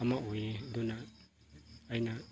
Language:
Manipuri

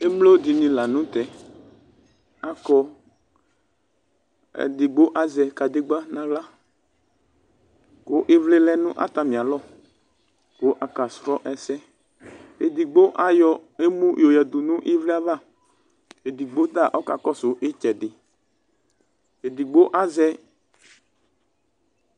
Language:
Ikposo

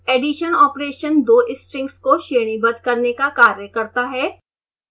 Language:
Hindi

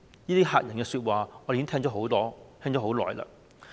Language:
Cantonese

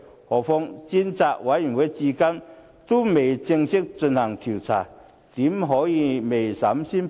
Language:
Cantonese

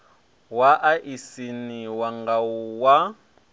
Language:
Venda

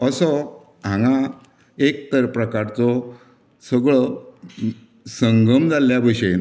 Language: Konkani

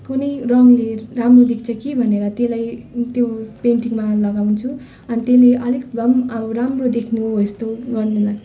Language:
Nepali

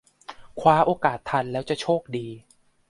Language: Thai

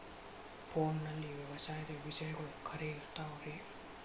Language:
Kannada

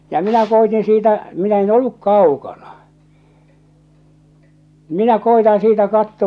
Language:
Finnish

